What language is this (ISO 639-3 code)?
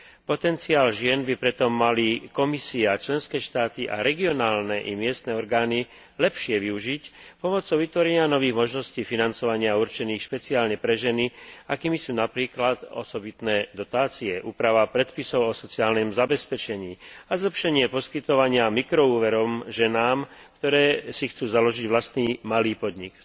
slk